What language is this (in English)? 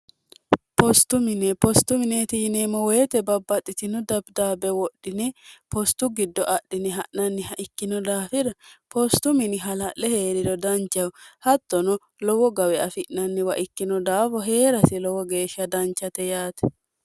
Sidamo